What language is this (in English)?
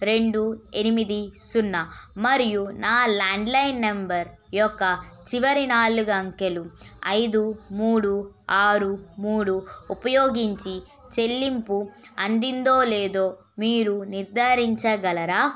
Telugu